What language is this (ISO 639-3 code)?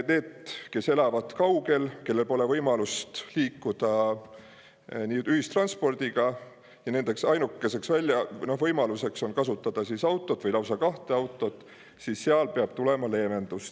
est